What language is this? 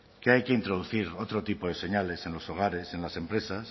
Spanish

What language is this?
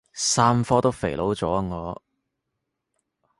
Cantonese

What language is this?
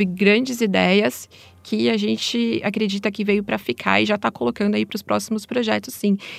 Portuguese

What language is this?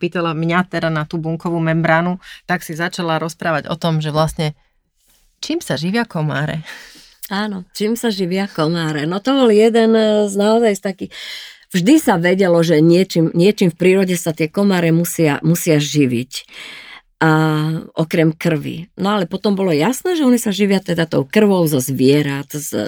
Slovak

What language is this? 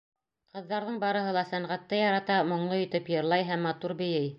Bashkir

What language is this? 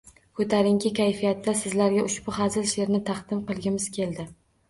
Uzbek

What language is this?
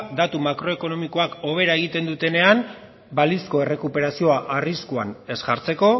Basque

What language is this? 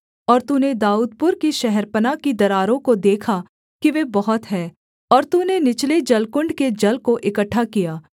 Hindi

